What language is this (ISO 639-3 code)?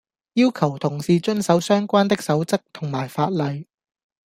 yue